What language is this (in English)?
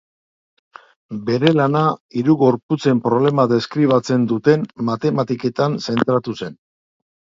Basque